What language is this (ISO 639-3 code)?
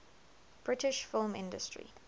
eng